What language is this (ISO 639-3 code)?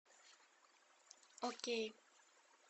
rus